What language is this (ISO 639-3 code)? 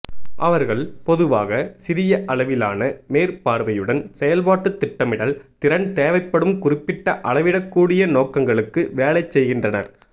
tam